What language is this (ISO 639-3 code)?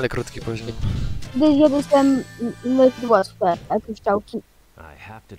pol